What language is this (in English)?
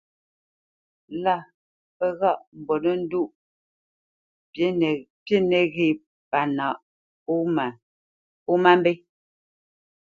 Bamenyam